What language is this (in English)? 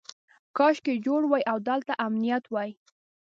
Pashto